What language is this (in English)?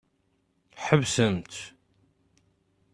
Kabyle